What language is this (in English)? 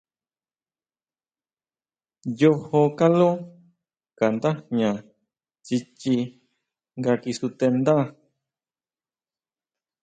Huautla Mazatec